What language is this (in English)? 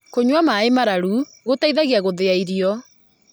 Kikuyu